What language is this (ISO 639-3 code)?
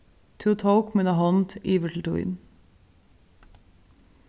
fao